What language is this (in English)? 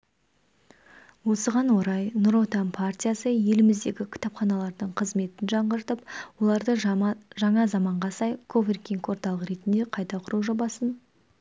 Kazakh